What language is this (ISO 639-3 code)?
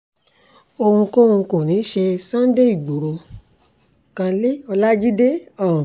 yor